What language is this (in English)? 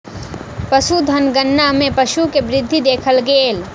Maithili